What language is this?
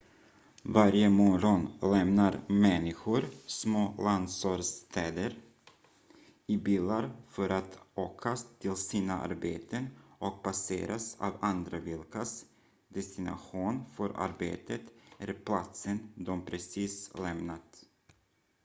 Swedish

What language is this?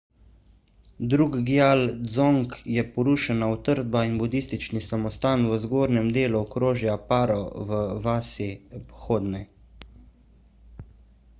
Slovenian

